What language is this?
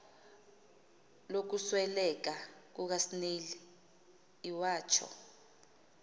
Xhosa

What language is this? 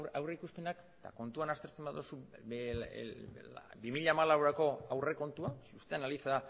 Basque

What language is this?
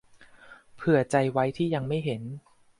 Thai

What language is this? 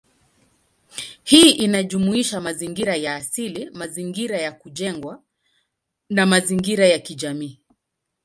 Swahili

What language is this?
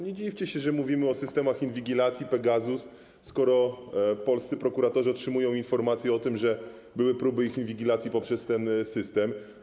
Polish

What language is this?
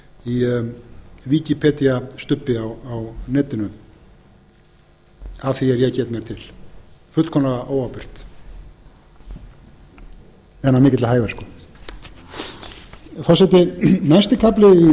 Icelandic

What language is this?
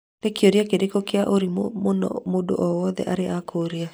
Kikuyu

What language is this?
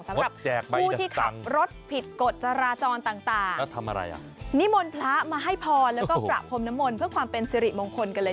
Thai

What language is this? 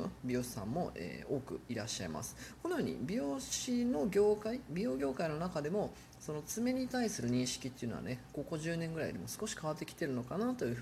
Japanese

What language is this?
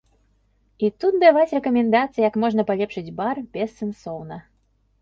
Belarusian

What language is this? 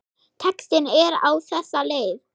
Icelandic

